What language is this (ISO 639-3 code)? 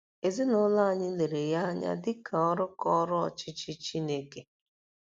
ibo